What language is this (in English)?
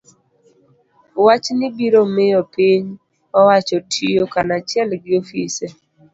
Luo (Kenya and Tanzania)